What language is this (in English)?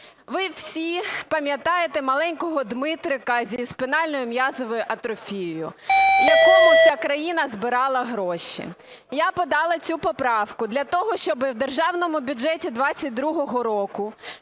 Ukrainian